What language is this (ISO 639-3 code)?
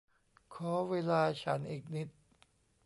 tha